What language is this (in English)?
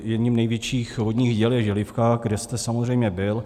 Czech